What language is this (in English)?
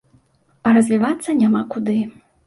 Belarusian